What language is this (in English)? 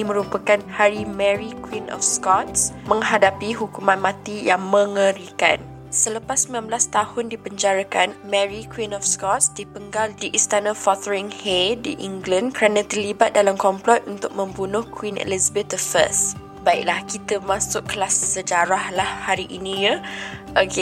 Malay